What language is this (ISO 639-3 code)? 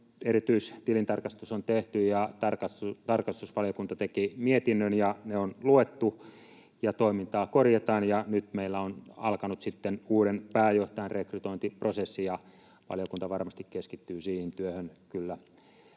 fin